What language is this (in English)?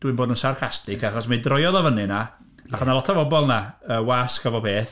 Welsh